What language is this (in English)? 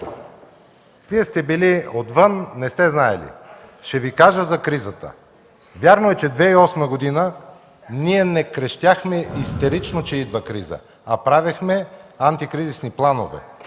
Bulgarian